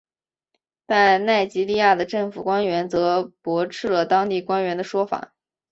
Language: Chinese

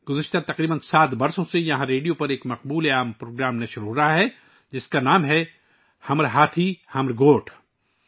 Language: Urdu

